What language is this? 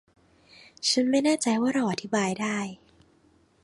Thai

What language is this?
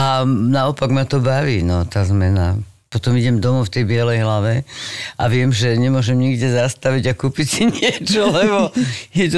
Slovak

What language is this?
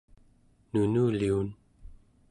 Central Yupik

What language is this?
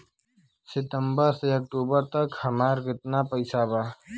Bhojpuri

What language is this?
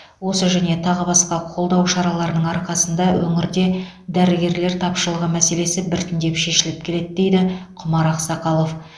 Kazakh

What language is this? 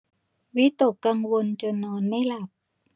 Thai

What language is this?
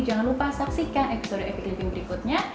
Indonesian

